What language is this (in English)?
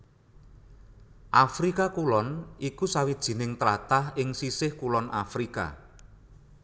Javanese